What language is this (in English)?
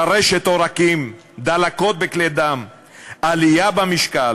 Hebrew